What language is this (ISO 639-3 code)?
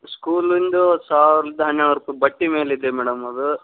kan